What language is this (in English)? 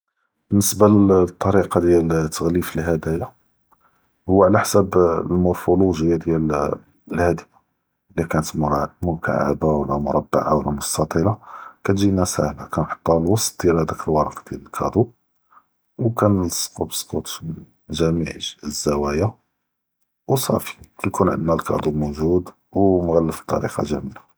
Judeo-Arabic